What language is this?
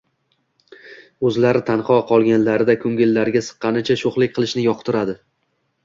Uzbek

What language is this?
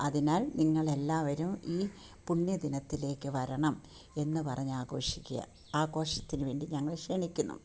Malayalam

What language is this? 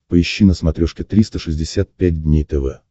Russian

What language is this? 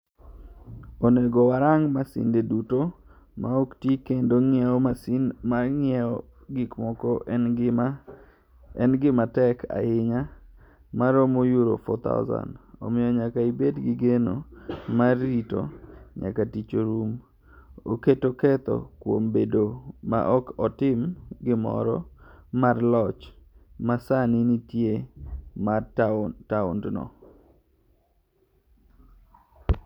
Luo (Kenya and Tanzania)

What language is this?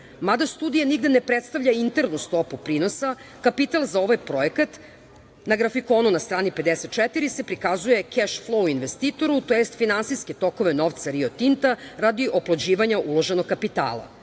Serbian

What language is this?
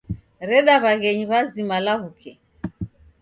Taita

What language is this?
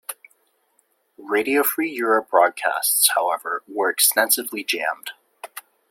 English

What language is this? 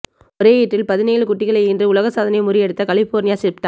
Tamil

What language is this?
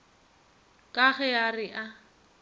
Northern Sotho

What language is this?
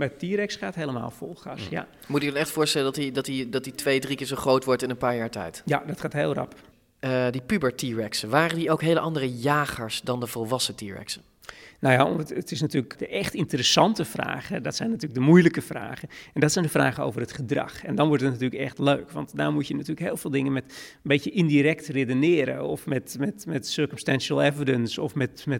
Dutch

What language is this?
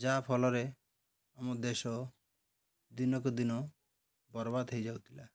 Odia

